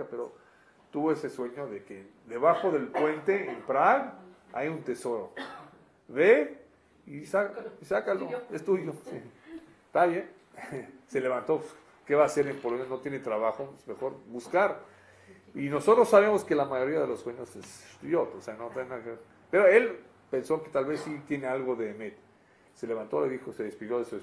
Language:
Spanish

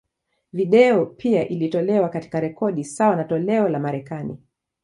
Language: Swahili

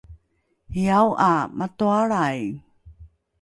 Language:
Rukai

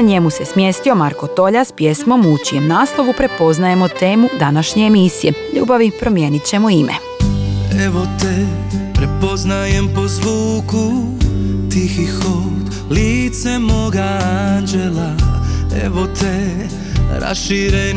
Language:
Croatian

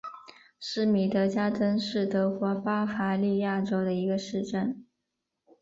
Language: Chinese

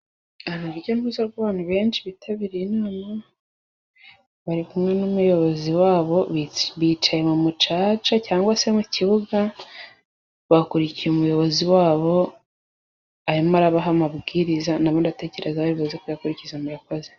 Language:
Kinyarwanda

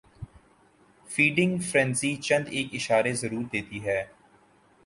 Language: Urdu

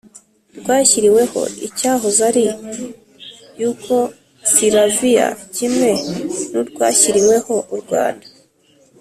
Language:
Kinyarwanda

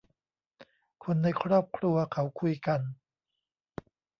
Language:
Thai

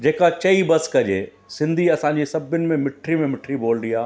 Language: Sindhi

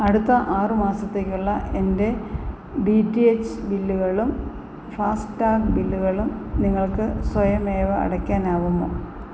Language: Malayalam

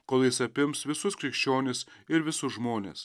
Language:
Lithuanian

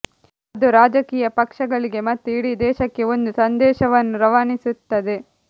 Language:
Kannada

